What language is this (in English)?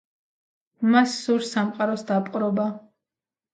Georgian